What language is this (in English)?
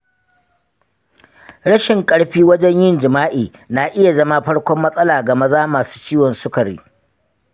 Hausa